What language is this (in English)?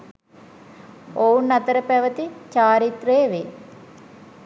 Sinhala